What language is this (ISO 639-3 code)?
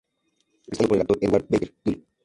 spa